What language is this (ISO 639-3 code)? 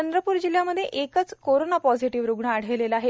mar